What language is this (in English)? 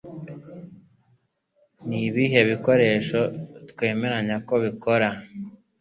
Kinyarwanda